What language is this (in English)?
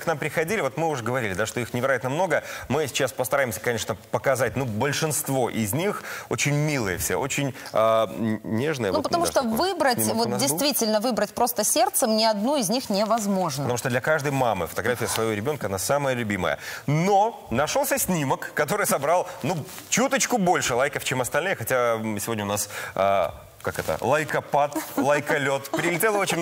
Russian